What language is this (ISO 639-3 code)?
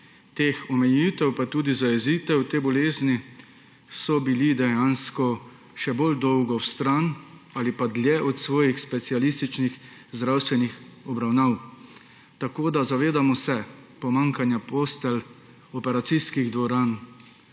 slv